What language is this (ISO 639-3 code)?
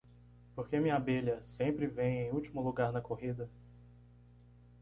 por